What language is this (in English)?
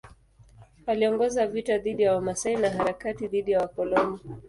Swahili